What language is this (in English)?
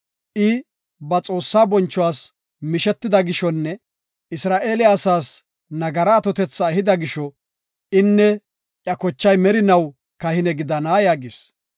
Gofa